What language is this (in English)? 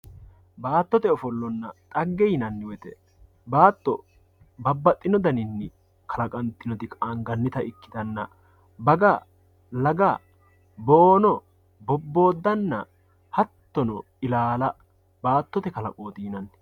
Sidamo